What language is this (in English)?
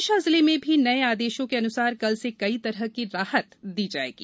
Hindi